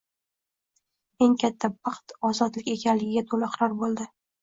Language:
Uzbek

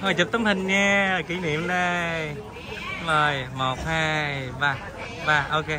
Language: Vietnamese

